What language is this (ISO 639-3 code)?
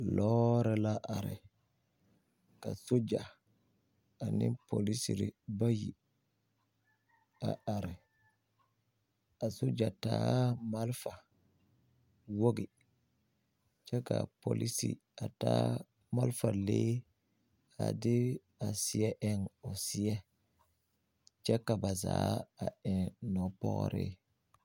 dga